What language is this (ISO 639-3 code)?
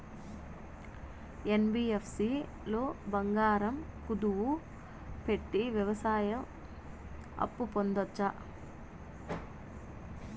tel